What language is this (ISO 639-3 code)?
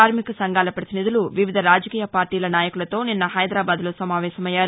tel